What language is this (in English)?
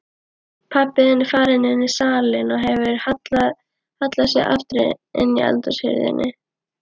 Icelandic